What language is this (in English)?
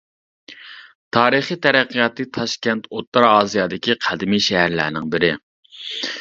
Uyghur